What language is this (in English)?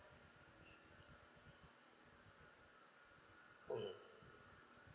English